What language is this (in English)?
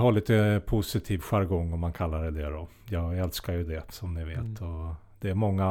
Swedish